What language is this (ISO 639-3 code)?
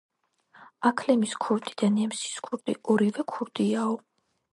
kat